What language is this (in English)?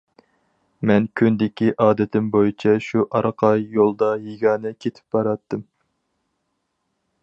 Uyghur